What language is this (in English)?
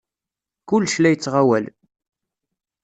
Kabyle